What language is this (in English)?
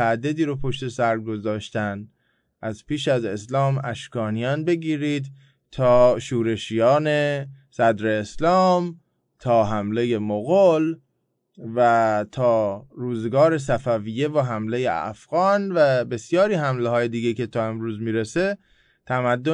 Persian